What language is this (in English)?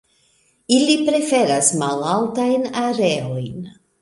Esperanto